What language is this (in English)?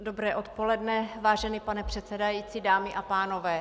Czech